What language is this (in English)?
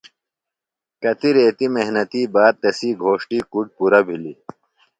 Phalura